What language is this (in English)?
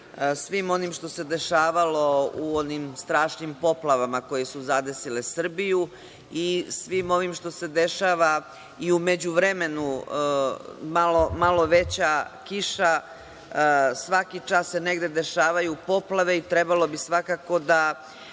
Serbian